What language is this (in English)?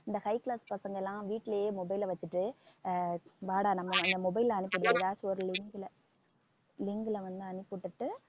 Tamil